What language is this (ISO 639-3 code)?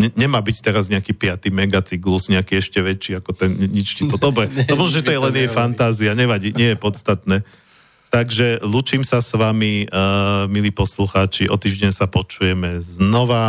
slk